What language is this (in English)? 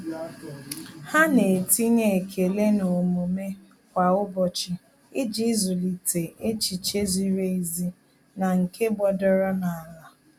Igbo